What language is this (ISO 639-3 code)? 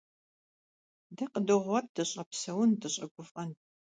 kbd